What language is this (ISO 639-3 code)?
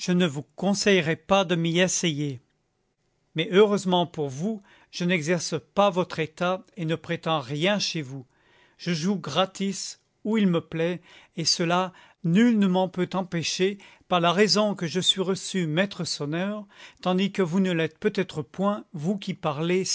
fra